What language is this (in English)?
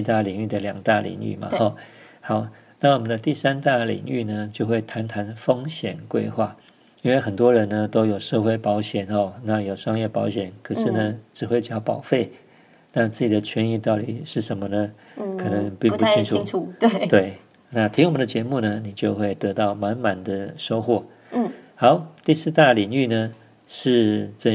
Chinese